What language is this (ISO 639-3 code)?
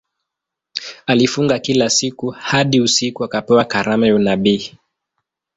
swa